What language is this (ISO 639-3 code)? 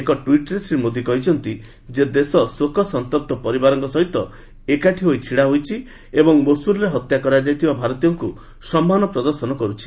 ori